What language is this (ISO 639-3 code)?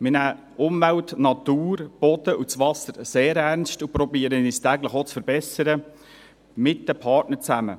gsw